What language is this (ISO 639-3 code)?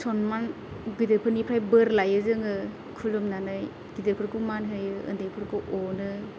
brx